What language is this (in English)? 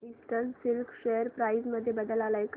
Marathi